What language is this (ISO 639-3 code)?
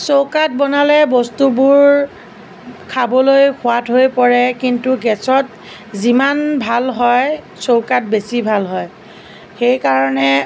asm